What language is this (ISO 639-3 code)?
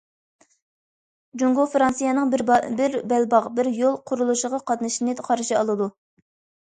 uig